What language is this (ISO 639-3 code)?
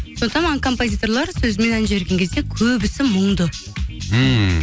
kaz